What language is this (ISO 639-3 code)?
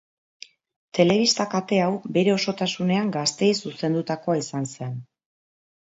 eus